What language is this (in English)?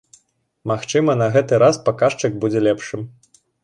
Belarusian